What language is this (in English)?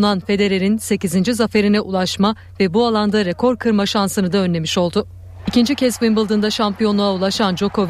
Turkish